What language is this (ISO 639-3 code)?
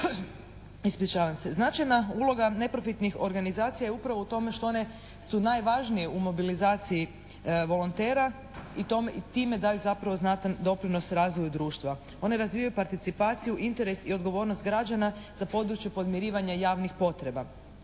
hrv